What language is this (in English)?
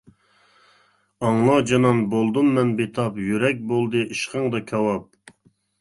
Uyghur